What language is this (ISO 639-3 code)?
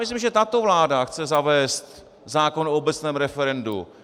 ces